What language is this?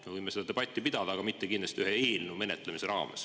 Estonian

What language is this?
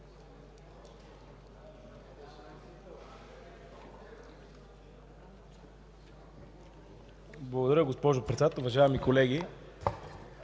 Bulgarian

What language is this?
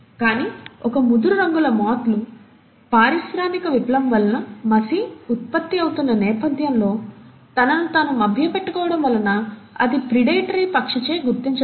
Telugu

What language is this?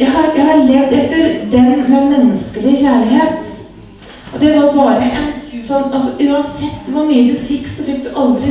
Korean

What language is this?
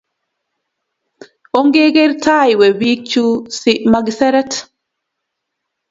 Kalenjin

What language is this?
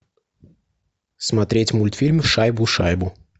Russian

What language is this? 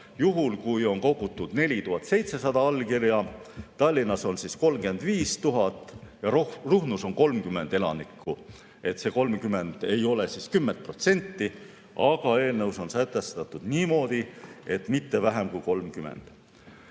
Estonian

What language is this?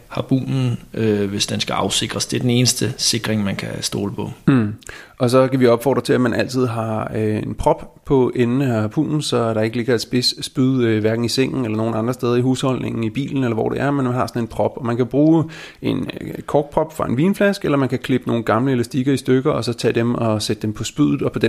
Danish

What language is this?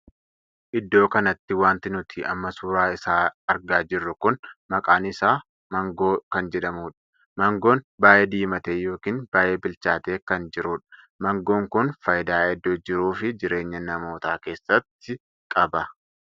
Oromo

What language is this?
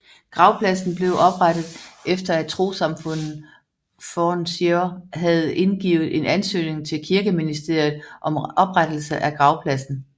Danish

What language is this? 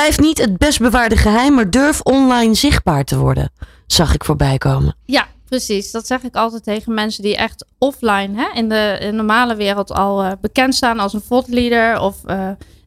Dutch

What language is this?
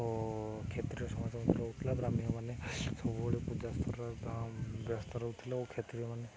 Odia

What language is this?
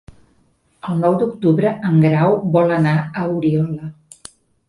Catalan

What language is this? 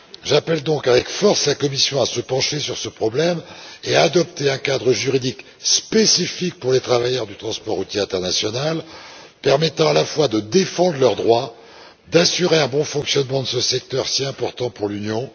French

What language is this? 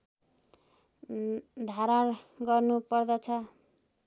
Nepali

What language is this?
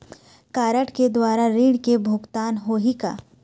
Chhattisgarhi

